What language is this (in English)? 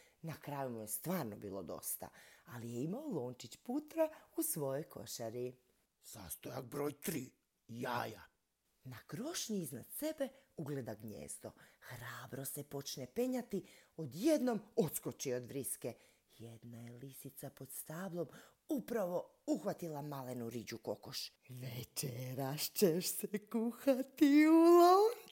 Croatian